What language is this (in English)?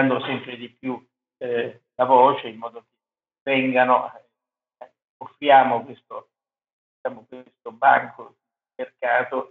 Italian